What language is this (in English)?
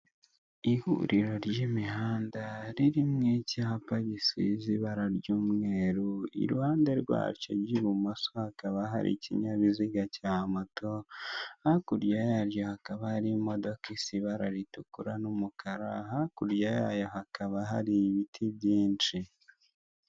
Kinyarwanda